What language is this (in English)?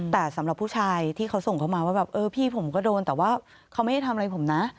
Thai